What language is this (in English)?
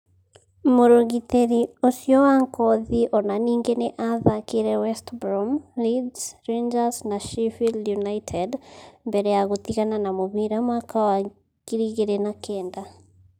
Kikuyu